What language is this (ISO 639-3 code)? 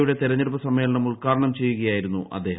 mal